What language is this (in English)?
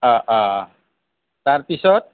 Assamese